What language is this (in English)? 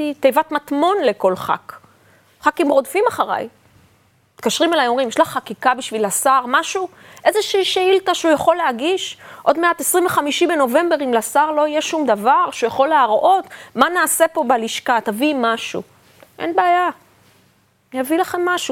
Hebrew